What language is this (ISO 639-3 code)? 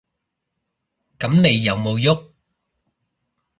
yue